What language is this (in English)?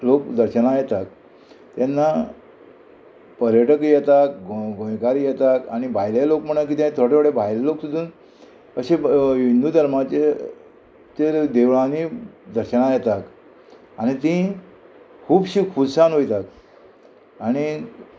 Konkani